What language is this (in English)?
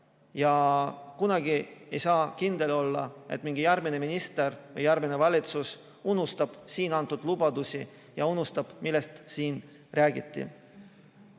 Estonian